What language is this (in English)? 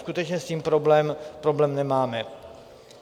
Czech